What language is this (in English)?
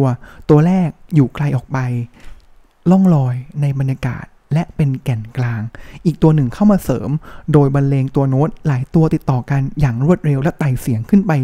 Thai